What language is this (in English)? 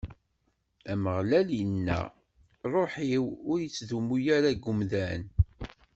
Kabyle